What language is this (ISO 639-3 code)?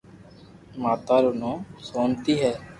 lrk